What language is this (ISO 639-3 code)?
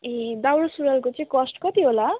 nep